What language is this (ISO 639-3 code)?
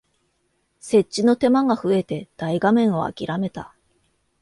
jpn